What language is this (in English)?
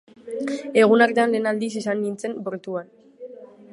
Basque